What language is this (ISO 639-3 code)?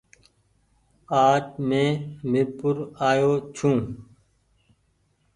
gig